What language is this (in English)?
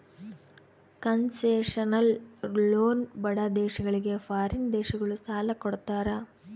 Kannada